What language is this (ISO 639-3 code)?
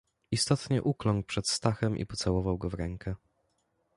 pol